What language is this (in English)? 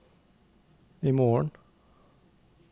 Norwegian